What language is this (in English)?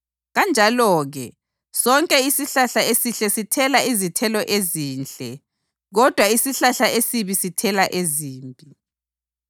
North Ndebele